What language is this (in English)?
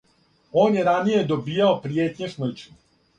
Serbian